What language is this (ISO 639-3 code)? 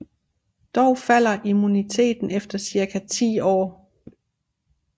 dan